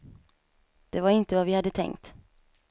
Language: Swedish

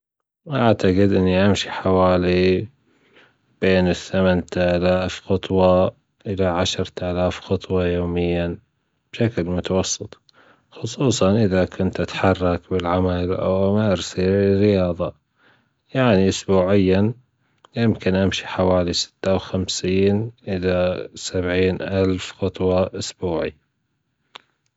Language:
Gulf Arabic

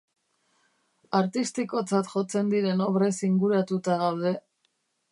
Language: Basque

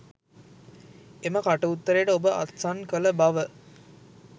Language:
Sinhala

